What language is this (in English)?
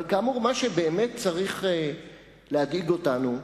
Hebrew